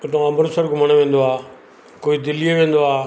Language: Sindhi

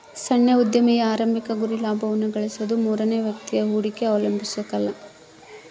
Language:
Kannada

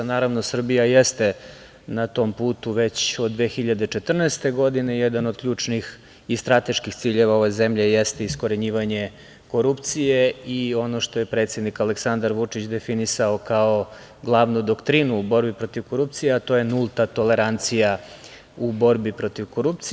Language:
Serbian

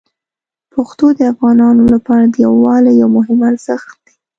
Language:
Pashto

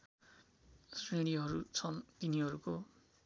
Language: Nepali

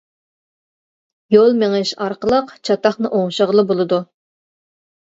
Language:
Uyghur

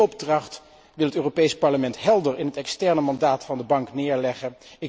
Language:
Dutch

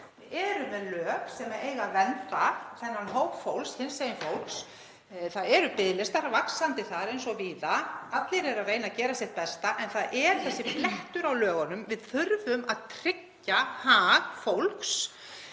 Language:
Icelandic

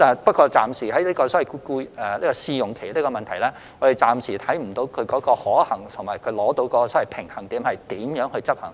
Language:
Cantonese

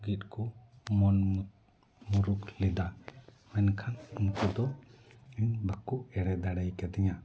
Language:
Santali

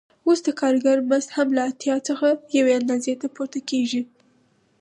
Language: Pashto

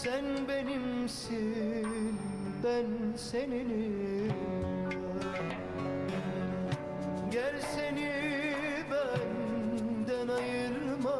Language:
Turkish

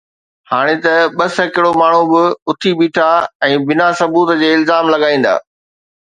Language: Sindhi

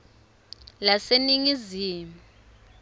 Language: Swati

